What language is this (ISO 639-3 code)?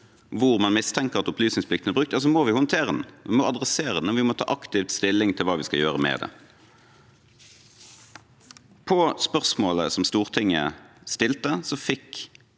nor